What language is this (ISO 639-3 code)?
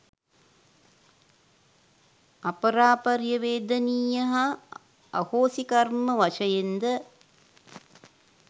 sin